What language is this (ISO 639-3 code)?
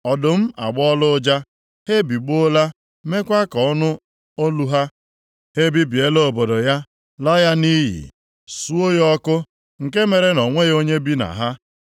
ibo